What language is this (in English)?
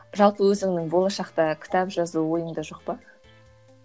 Kazakh